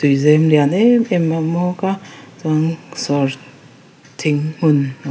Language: Mizo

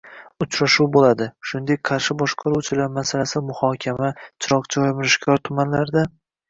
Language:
Uzbek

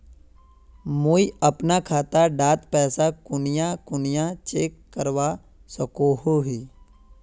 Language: Magahi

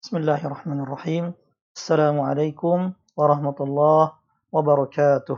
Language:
Indonesian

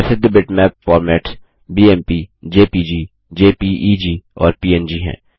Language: Hindi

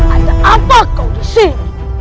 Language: Indonesian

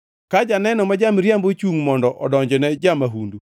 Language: Luo (Kenya and Tanzania)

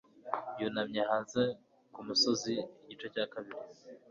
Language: Kinyarwanda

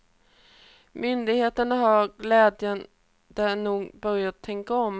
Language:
Swedish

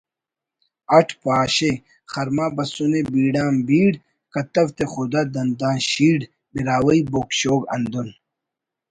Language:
Brahui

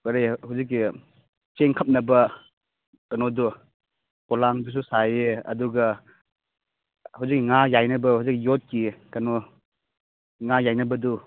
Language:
Manipuri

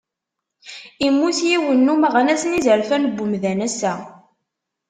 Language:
Kabyle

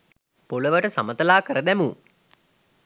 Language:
Sinhala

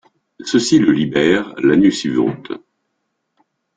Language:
French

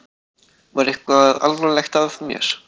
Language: Icelandic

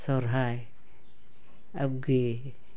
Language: Santali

